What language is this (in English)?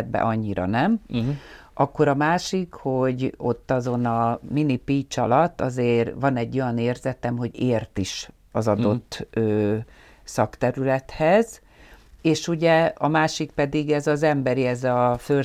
Hungarian